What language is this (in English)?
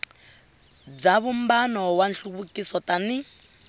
Tsonga